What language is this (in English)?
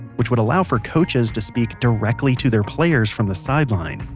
English